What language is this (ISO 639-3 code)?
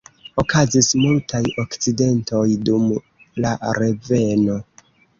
epo